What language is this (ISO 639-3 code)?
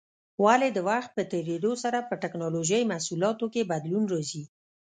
pus